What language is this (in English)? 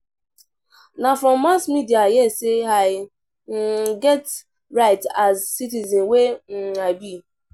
Nigerian Pidgin